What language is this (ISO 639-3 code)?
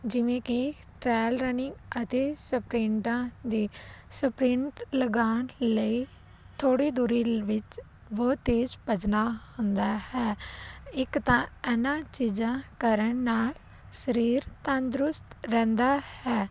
pan